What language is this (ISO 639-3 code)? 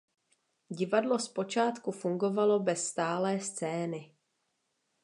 ces